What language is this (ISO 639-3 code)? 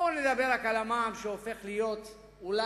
heb